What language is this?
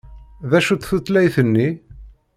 Kabyle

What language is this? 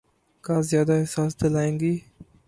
Urdu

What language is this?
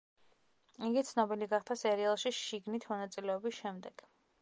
Georgian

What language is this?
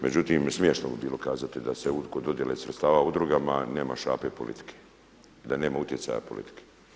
Croatian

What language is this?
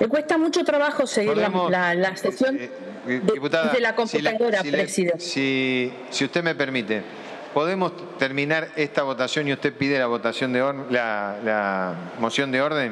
Spanish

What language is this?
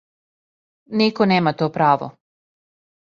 Serbian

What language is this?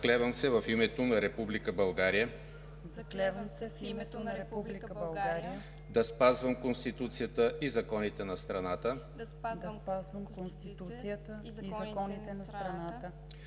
Bulgarian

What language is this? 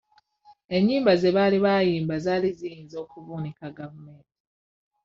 Ganda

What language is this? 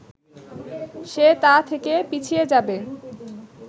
Bangla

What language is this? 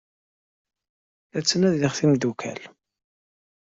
Kabyle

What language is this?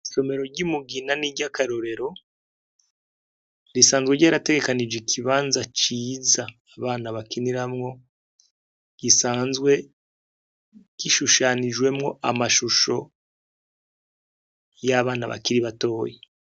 Rundi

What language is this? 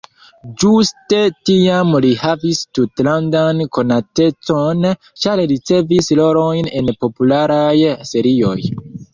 Esperanto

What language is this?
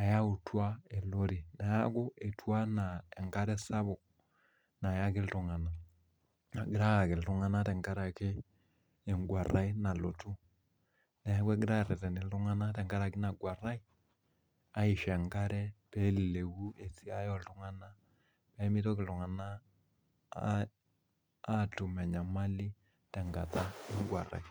Masai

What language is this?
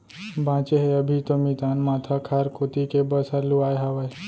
Chhattisgarhi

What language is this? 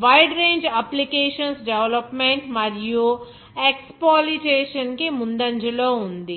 Telugu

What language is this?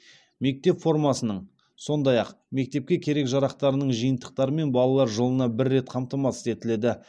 Kazakh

